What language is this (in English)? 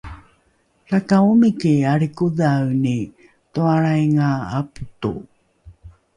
Rukai